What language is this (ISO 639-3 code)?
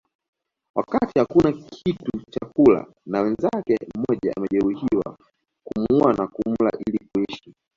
swa